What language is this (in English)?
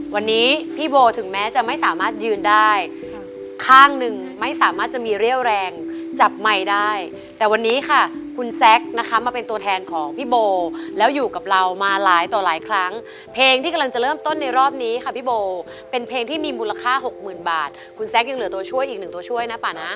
Thai